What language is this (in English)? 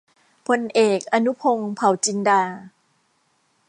Thai